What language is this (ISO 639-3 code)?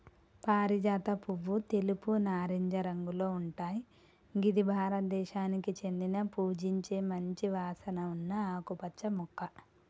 tel